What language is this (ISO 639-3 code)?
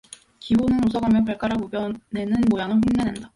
kor